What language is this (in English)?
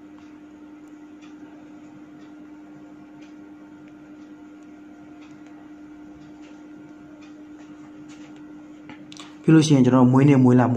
Romanian